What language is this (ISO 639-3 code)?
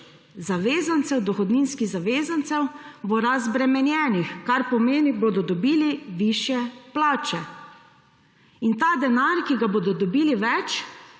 slv